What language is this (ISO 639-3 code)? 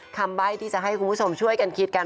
tha